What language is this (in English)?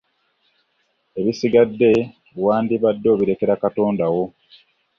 Ganda